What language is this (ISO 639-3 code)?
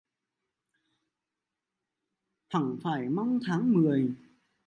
vie